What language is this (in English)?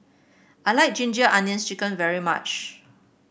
English